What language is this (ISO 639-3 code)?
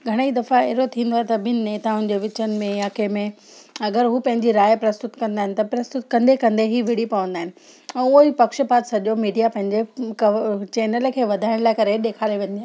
snd